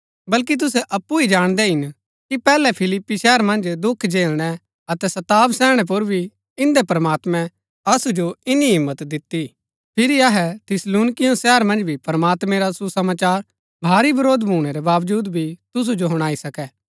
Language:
Gaddi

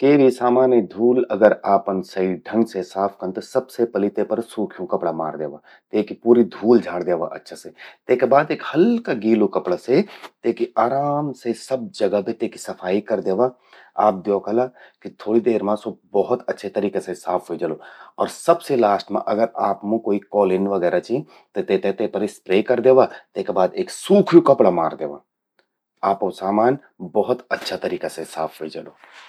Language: Garhwali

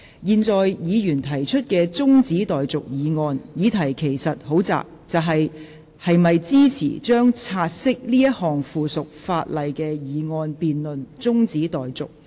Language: Cantonese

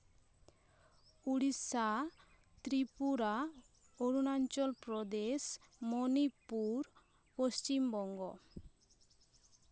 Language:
Santali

